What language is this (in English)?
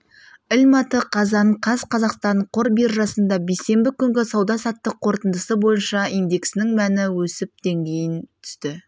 Kazakh